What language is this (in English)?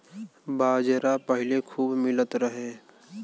Bhojpuri